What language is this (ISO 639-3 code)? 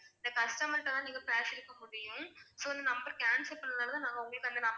tam